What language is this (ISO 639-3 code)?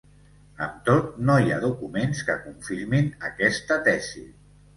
cat